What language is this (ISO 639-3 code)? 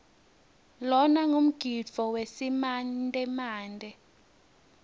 ssw